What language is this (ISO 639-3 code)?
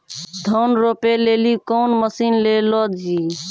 mai